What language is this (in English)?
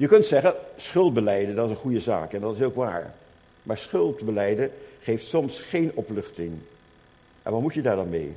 Dutch